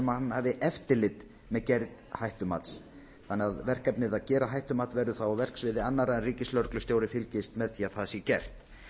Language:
Icelandic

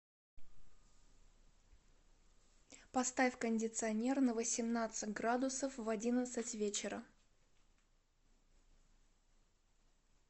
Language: Russian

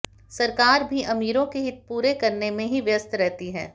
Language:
Hindi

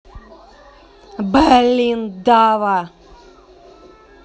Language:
Russian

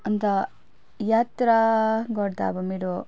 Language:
Nepali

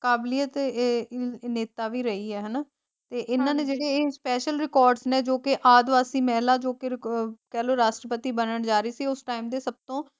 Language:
Punjabi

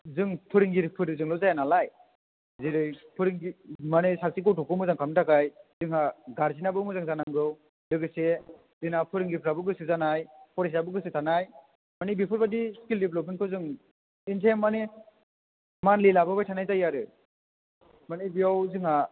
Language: Bodo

